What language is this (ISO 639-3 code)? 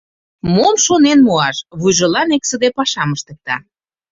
chm